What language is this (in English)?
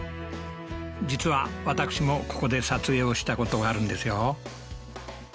Japanese